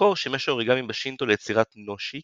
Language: Hebrew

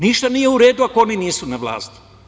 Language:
Serbian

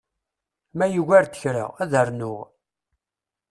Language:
Kabyle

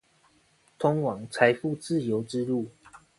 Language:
Chinese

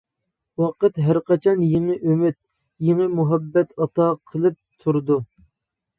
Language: Uyghur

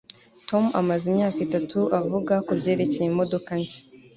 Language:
Kinyarwanda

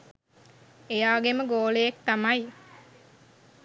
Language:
Sinhala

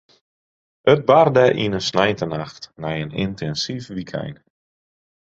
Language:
Western Frisian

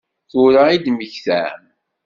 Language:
Kabyle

